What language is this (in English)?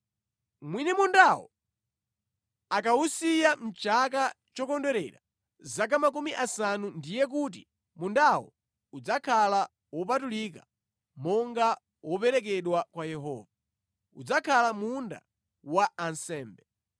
Nyanja